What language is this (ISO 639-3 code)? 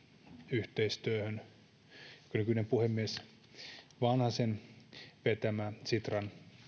fin